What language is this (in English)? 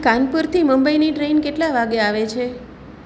Gujarati